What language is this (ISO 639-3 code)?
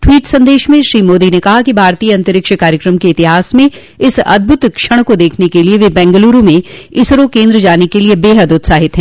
hin